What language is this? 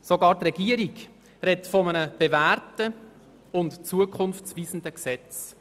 Swiss German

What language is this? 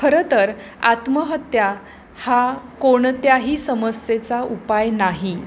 Marathi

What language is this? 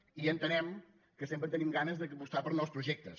Catalan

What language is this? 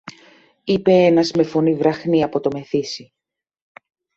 Greek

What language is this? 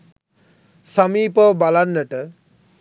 Sinhala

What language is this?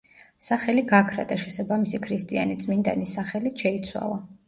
Georgian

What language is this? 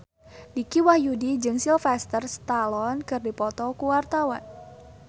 Sundanese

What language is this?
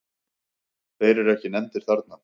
Icelandic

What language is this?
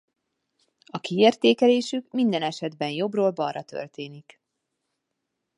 Hungarian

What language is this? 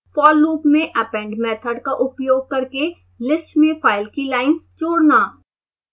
Hindi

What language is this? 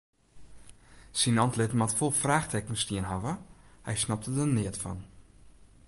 Western Frisian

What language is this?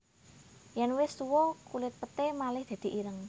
Javanese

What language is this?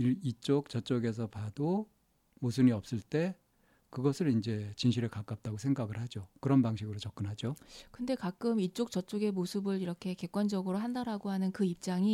Korean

